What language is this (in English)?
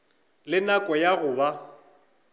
Northern Sotho